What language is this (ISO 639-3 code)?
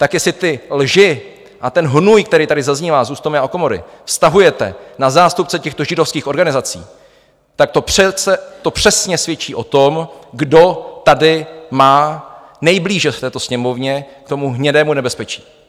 ces